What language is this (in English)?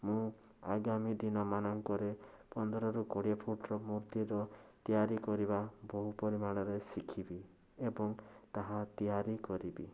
Odia